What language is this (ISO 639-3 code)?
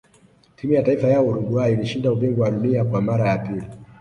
swa